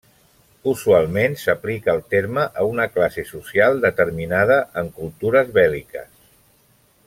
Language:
Catalan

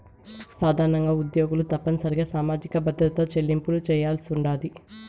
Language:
Telugu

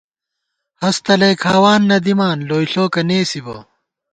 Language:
Gawar-Bati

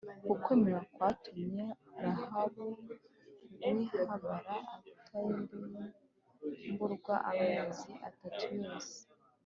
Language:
Kinyarwanda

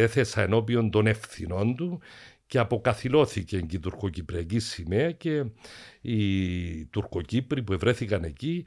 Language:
Greek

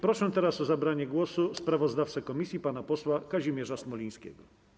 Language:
Polish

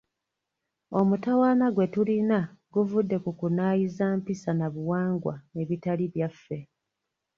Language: Ganda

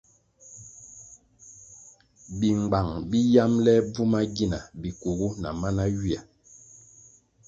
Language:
Kwasio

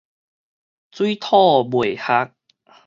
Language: Min Nan Chinese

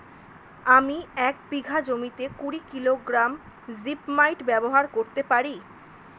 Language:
Bangla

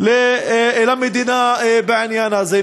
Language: Hebrew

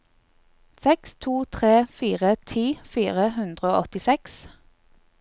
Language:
Norwegian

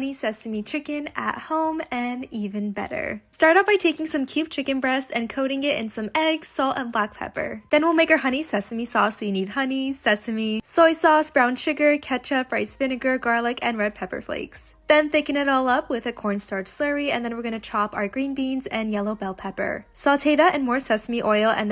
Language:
English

